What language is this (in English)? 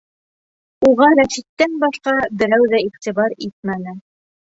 Bashkir